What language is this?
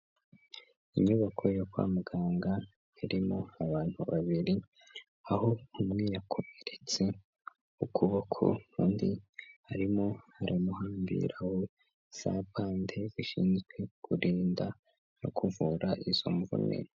Kinyarwanda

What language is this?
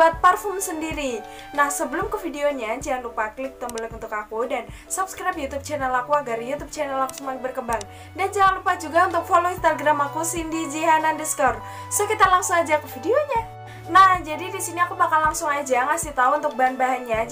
Indonesian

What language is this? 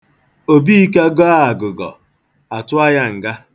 Igbo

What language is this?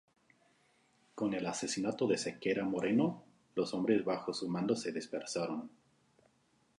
Spanish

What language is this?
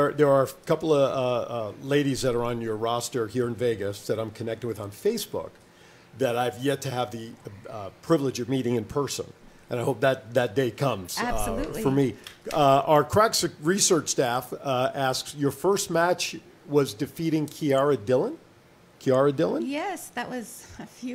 English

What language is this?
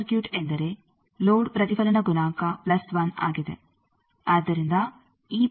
Kannada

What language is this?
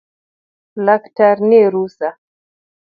Luo (Kenya and Tanzania)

